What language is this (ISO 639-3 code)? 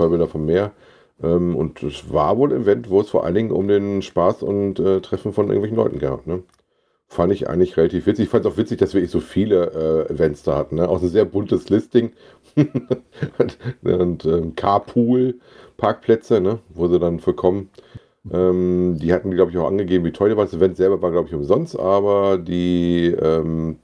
deu